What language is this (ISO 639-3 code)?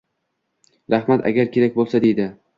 uzb